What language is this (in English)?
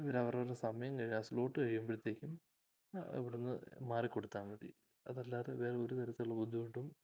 Malayalam